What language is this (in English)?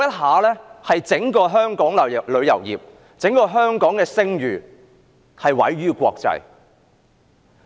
Cantonese